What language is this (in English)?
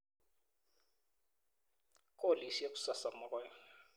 Kalenjin